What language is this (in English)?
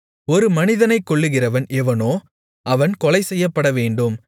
Tamil